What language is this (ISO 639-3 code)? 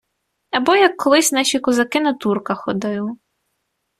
ukr